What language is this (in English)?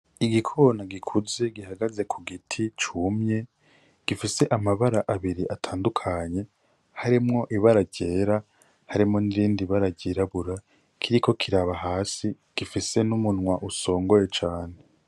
Rundi